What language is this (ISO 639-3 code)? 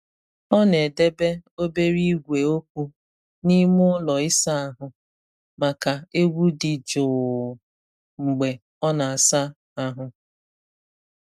ibo